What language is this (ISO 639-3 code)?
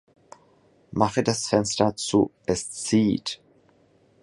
deu